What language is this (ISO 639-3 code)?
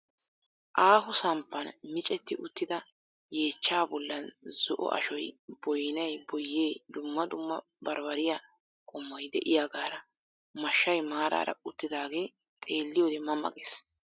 wal